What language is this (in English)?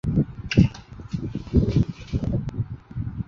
Chinese